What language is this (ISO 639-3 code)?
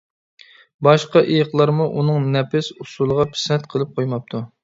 uig